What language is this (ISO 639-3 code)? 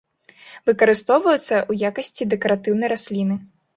bel